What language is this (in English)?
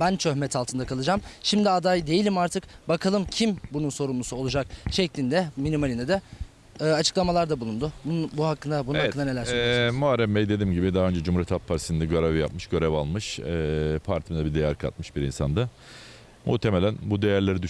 Turkish